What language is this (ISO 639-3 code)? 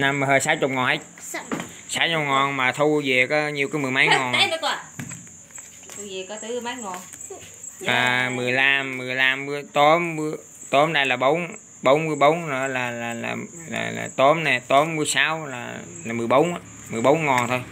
vie